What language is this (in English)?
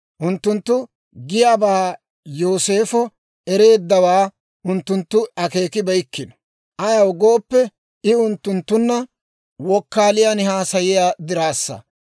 Dawro